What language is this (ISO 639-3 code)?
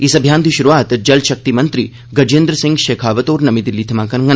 doi